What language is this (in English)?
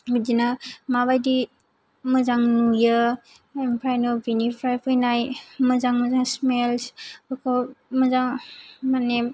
Bodo